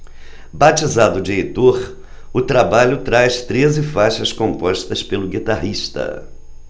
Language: Portuguese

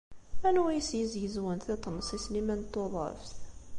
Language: Kabyle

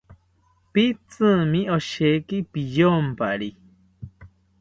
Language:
South Ucayali Ashéninka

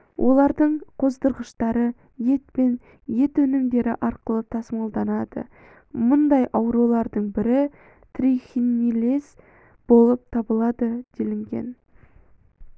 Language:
Kazakh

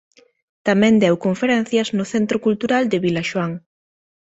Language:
Galician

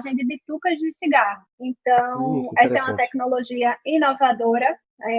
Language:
Portuguese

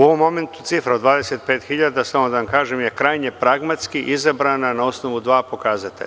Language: Serbian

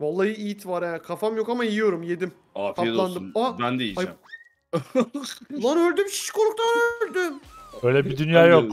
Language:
Turkish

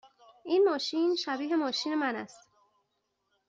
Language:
Persian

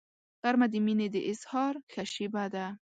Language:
Pashto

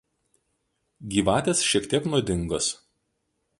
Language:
Lithuanian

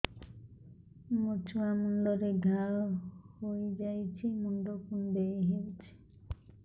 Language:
Odia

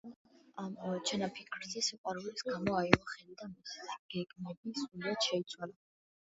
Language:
Georgian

